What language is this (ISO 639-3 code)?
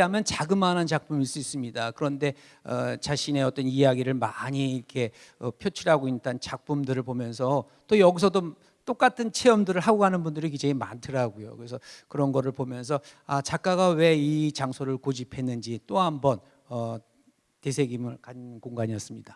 kor